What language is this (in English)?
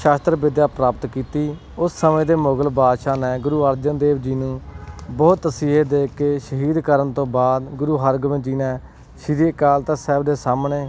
Punjabi